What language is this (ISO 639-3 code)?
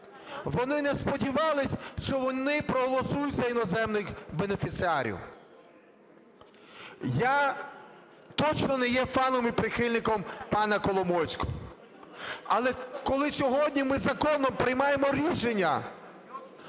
ukr